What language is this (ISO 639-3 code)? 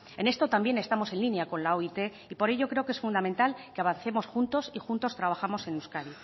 spa